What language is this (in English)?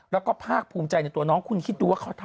Thai